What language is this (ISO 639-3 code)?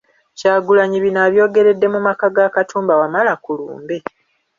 lug